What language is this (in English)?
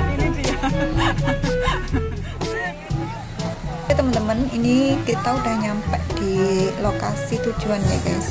Indonesian